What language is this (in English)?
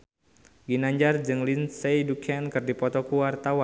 Sundanese